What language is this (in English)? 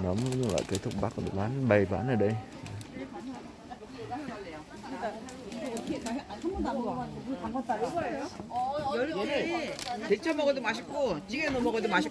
Vietnamese